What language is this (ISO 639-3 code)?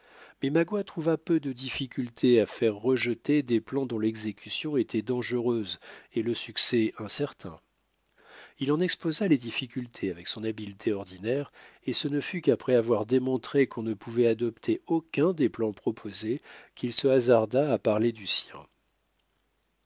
fra